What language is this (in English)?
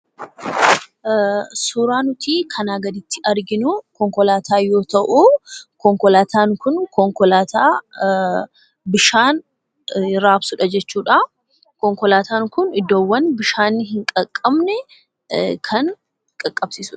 Oromo